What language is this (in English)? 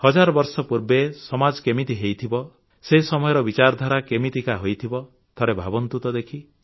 Odia